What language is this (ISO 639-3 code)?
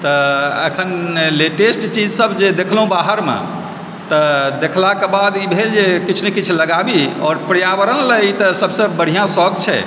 mai